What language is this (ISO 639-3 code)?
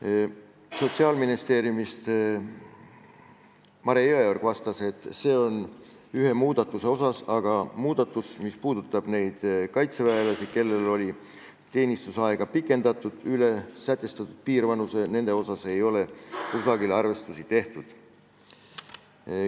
est